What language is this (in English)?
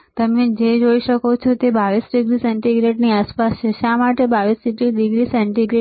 Gujarati